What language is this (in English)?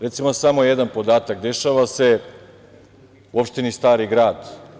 Serbian